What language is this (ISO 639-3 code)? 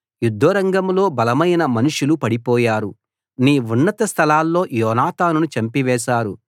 tel